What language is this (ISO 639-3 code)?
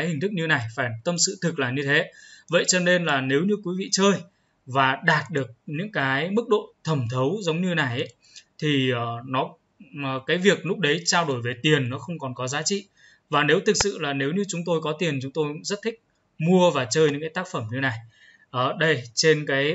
vie